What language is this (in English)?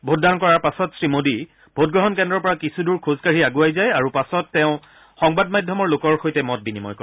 Assamese